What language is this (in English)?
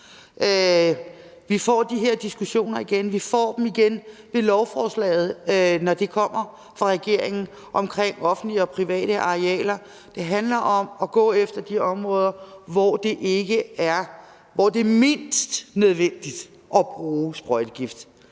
Danish